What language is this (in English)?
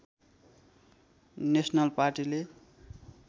Nepali